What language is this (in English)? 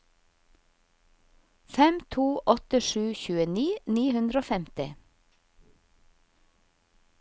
Norwegian